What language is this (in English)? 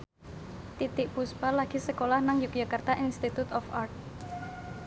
Javanese